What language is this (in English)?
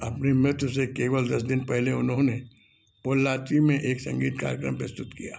Hindi